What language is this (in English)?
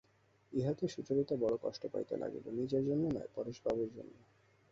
Bangla